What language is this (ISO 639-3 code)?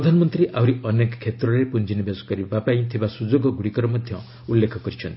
ori